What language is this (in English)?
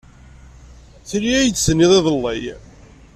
Kabyle